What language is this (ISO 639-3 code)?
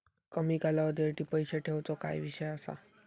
mar